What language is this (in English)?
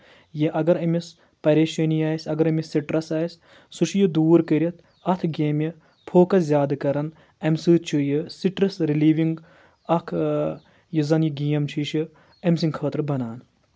Kashmiri